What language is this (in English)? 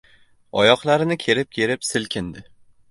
Uzbek